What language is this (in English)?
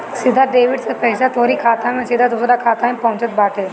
Bhojpuri